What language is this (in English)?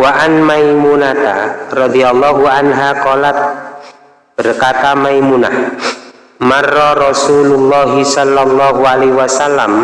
Indonesian